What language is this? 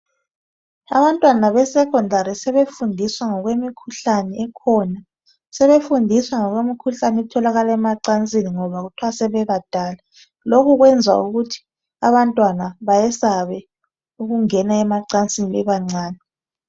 North Ndebele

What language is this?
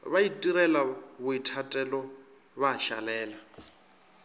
Northern Sotho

